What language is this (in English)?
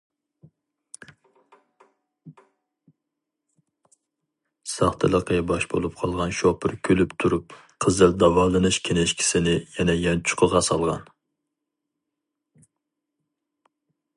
Uyghur